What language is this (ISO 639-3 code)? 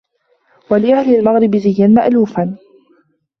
ara